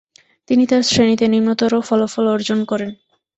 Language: Bangla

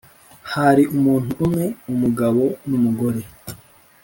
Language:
Kinyarwanda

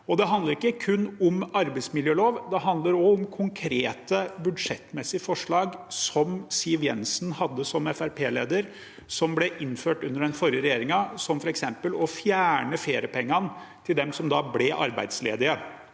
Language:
Norwegian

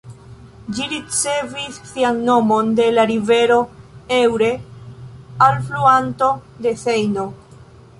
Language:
Esperanto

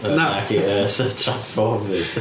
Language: Welsh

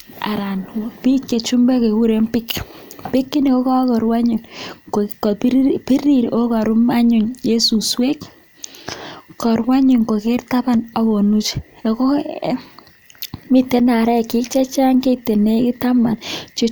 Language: Kalenjin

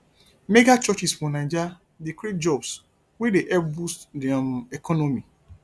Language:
Nigerian Pidgin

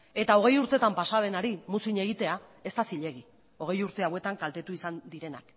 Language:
Basque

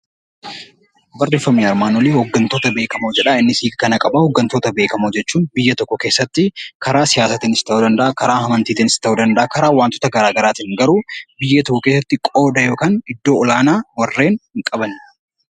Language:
Oromo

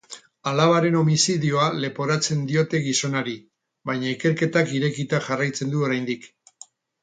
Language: Basque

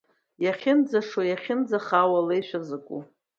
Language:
Abkhazian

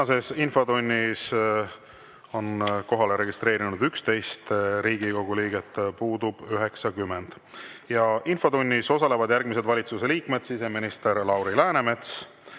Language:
Estonian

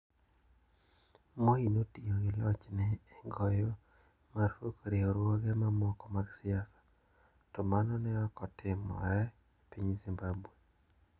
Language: Luo (Kenya and Tanzania)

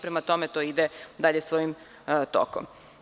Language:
Serbian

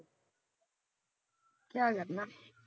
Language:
Punjabi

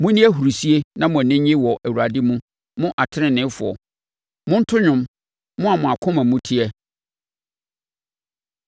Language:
Akan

